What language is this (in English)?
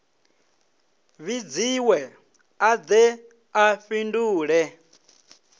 Venda